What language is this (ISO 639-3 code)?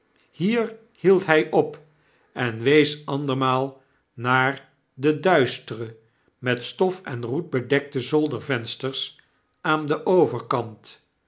nld